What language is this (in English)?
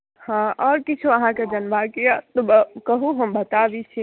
Maithili